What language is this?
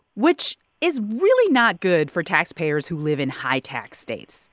English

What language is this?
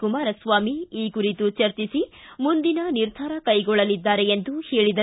Kannada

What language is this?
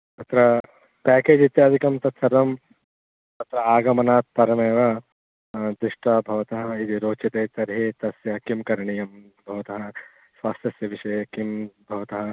Sanskrit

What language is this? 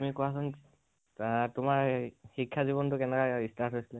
Assamese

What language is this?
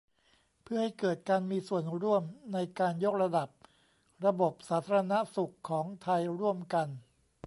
Thai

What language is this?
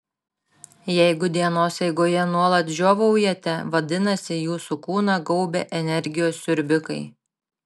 Lithuanian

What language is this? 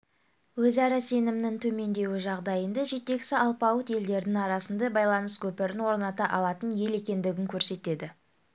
Kazakh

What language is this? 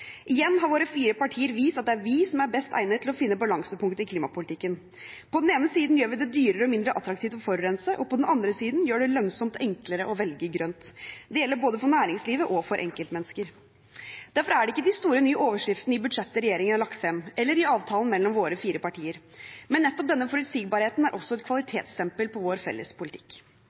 Norwegian Bokmål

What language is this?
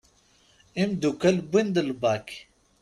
Kabyle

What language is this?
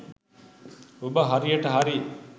Sinhala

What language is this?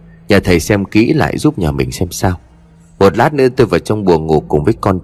Vietnamese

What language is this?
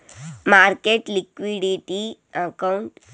Telugu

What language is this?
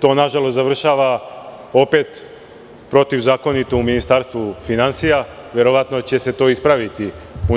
Serbian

